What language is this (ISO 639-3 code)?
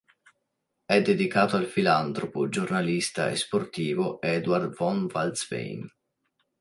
ita